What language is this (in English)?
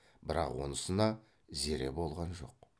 Kazakh